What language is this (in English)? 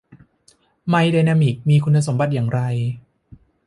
Thai